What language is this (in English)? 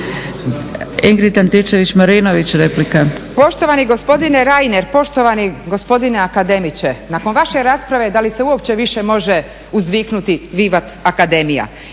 Croatian